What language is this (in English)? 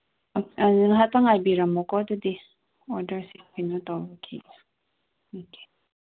Manipuri